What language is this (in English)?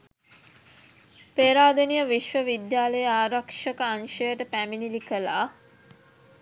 Sinhala